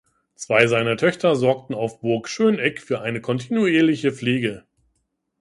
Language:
German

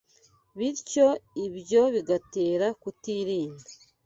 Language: Kinyarwanda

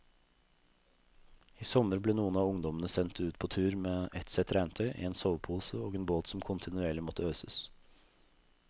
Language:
Norwegian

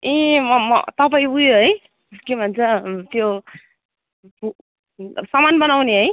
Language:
Nepali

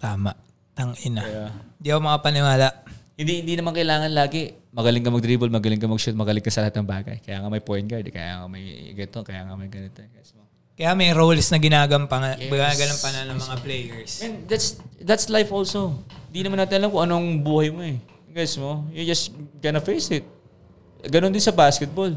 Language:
Filipino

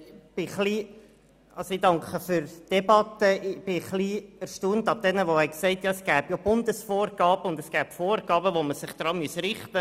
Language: Swiss German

